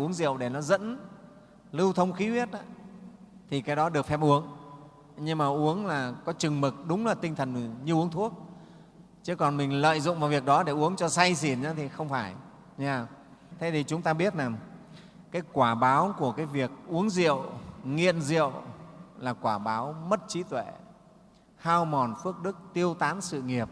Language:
Vietnamese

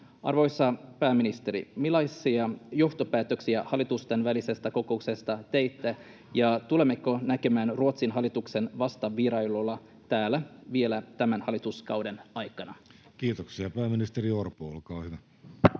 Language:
Finnish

